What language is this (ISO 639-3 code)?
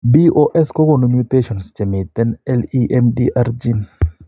kln